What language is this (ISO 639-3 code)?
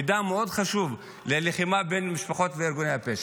heb